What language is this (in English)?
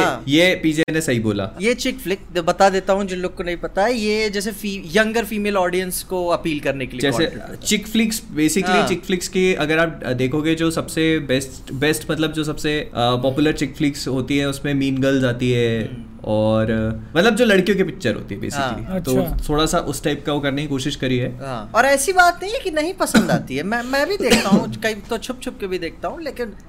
Hindi